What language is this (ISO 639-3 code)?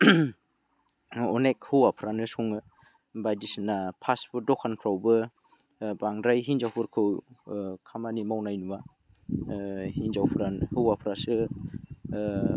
brx